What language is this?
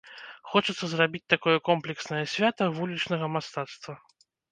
Belarusian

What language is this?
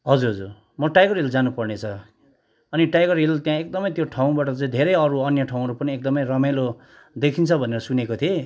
Nepali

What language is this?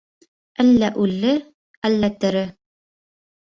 Bashkir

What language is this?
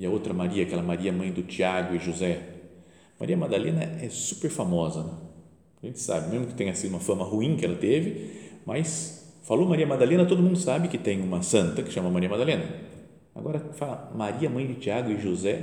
Portuguese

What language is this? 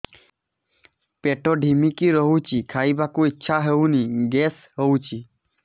Odia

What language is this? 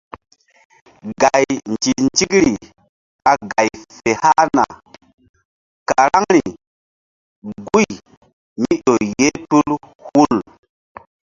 Mbum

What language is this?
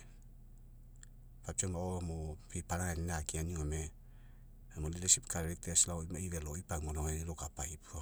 Mekeo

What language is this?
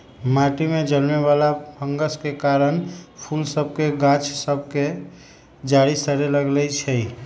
Magahi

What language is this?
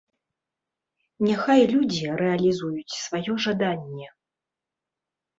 Belarusian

